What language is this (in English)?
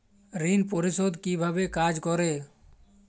Bangla